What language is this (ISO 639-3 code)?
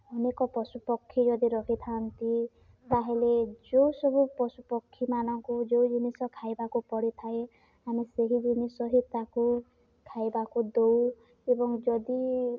ori